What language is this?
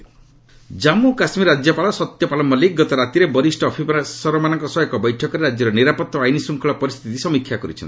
Odia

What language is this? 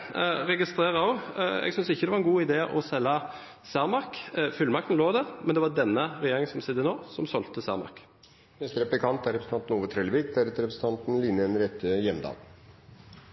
Norwegian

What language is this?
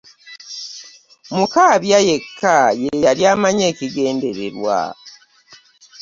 Ganda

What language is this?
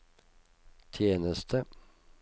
Norwegian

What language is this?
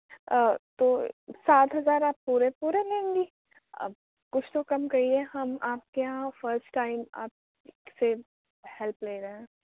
Urdu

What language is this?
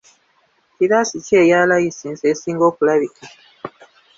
Ganda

